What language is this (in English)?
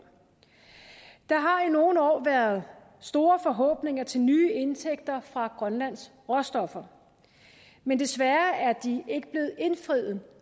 Danish